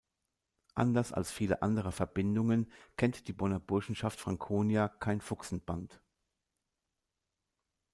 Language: German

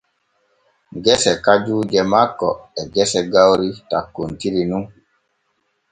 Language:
Borgu Fulfulde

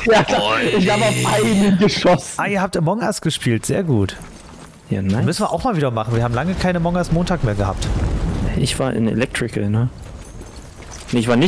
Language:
German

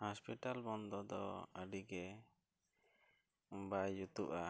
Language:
Santali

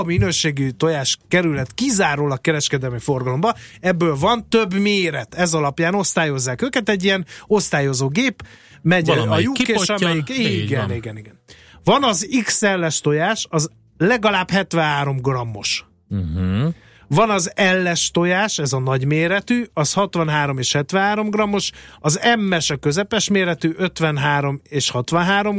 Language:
Hungarian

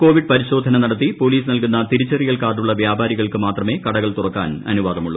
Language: Malayalam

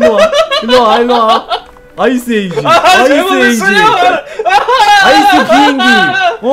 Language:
Korean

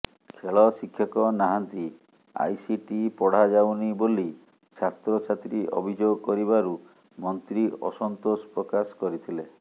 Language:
Odia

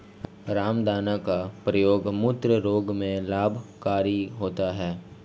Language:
Hindi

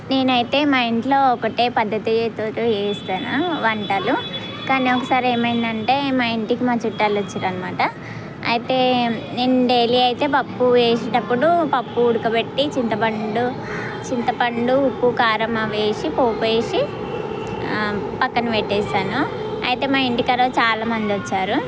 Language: Telugu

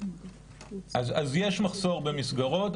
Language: Hebrew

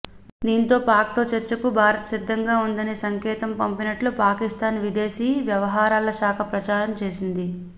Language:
Telugu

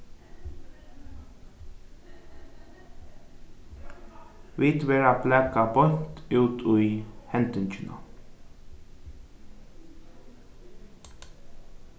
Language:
Faroese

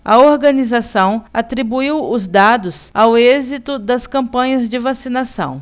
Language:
Portuguese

